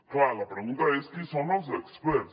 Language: Catalan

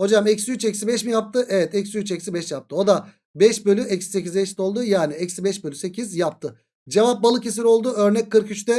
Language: Turkish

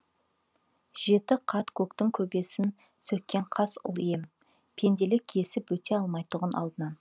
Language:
Kazakh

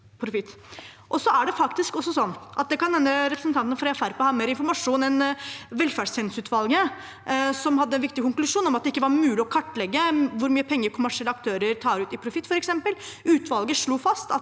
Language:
Norwegian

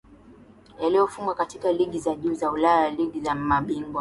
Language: Swahili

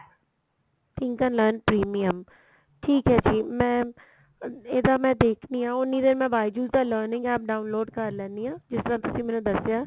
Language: Punjabi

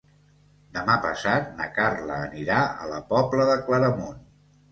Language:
Catalan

